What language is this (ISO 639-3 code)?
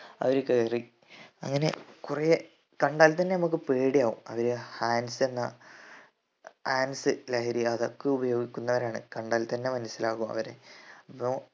mal